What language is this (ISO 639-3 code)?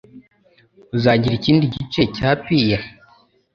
kin